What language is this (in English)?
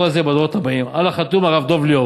Hebrew